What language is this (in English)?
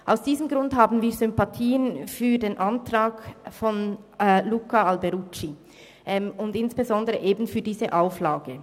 Swiss German